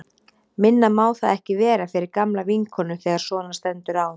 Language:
Icelandic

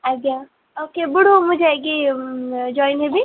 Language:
Odia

